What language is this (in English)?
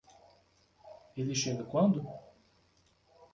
Portuguese